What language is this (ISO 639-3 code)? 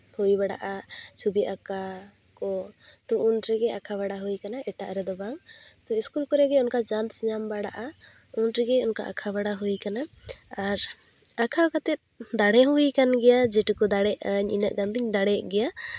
sat